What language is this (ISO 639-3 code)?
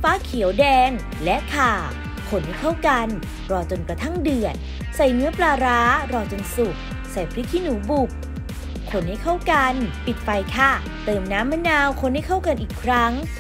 tha